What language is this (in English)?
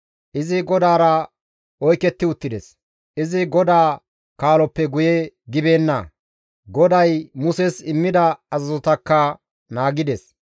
Gamo